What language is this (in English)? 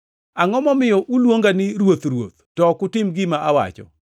Luo (Kenya and Tanzania)